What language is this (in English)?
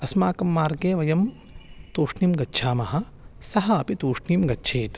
Sanskrit